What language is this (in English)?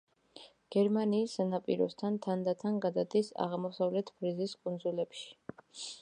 Georgian